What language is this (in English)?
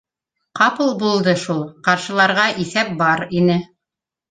Bashkir